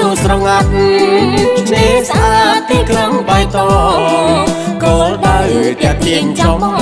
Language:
Thai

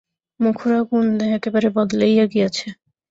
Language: Bangla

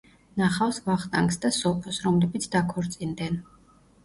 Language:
Georgian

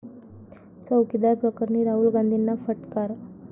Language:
Marathi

